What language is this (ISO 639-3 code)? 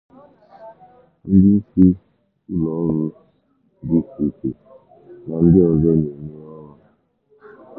ibo